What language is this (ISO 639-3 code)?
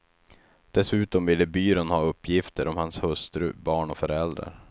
swe